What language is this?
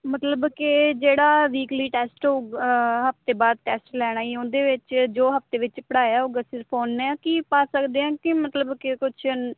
Punjabi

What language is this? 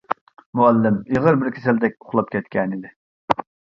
Uyghur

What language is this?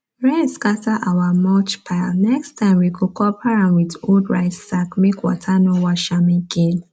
Nigerian Pidgin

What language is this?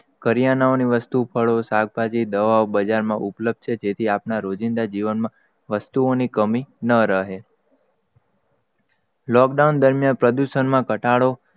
Gujarati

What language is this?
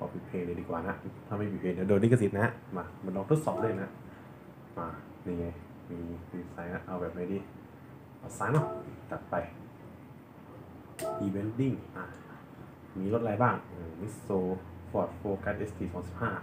Thai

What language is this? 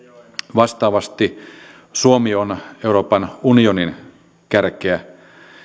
Finnish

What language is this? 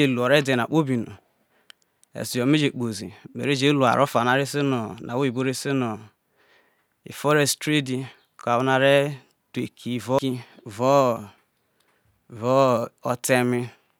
Isoko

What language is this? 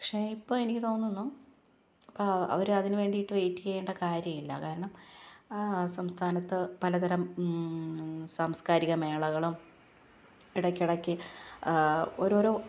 Malayalam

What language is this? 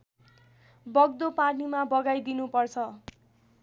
Nepali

